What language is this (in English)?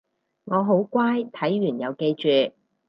Cantonese